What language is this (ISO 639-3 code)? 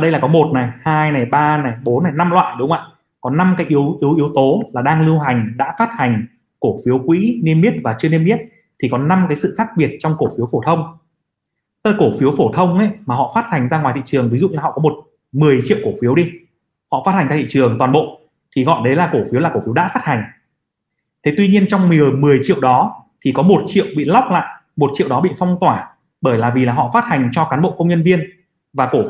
vie